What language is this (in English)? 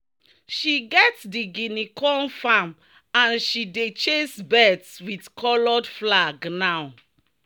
Nigerian Pidgin